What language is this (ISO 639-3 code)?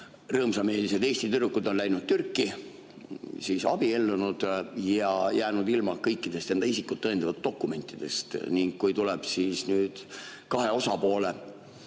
est